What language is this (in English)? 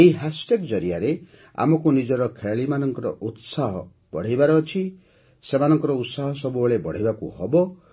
Odia